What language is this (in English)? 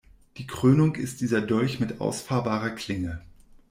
German